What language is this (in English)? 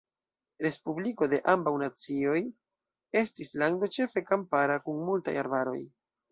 Esperanto